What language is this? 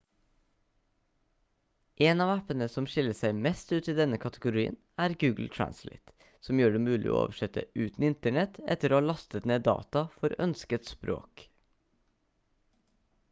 Norwegian Bokmål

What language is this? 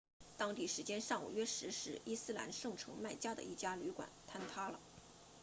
Chinese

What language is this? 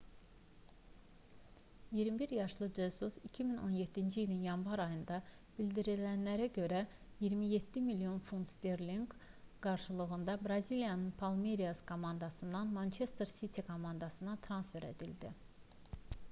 Azerbaijani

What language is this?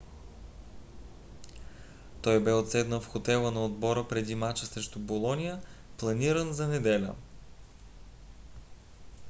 Bulgarian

